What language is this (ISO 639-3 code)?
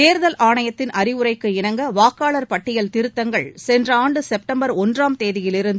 tam